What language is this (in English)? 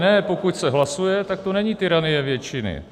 Czech